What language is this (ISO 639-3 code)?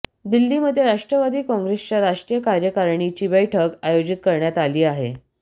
mar